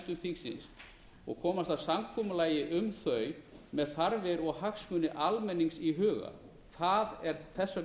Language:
Icelandic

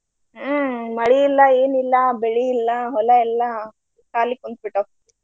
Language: Kannada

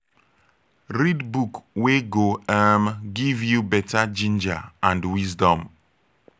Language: Nigerian Pidgin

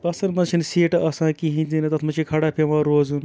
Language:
Kashmiri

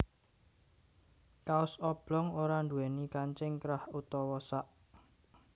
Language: Javanese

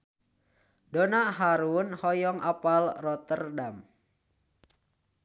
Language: Sundanese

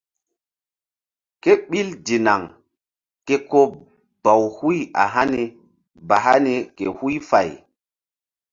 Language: Mbum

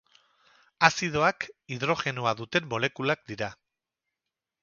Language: Basque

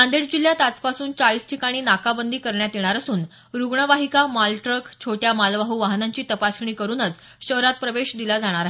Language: Marathi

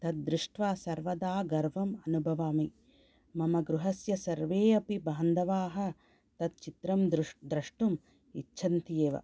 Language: Sanskrit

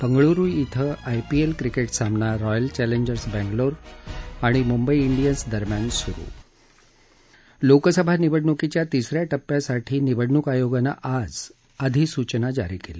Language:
Marathi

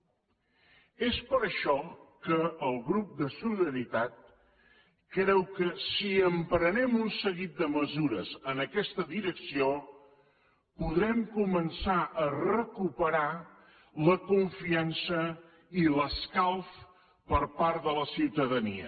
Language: Catalan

